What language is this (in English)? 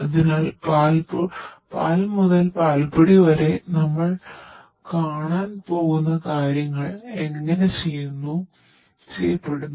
Malayalam